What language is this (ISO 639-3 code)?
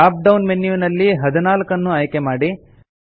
kan